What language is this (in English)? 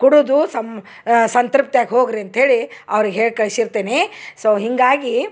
Kannada